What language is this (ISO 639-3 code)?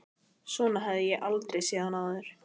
isl